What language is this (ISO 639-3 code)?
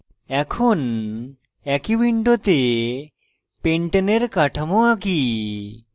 ben